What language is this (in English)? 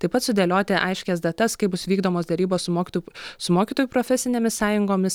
Lithuanian